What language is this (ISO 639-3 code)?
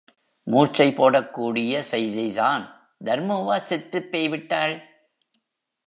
tam